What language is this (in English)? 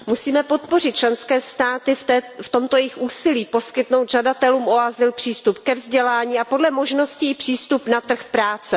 Czech